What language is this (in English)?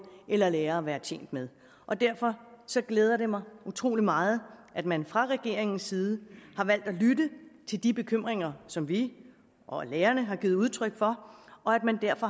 Danish